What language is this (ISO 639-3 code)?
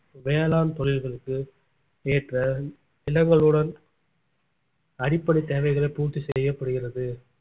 tam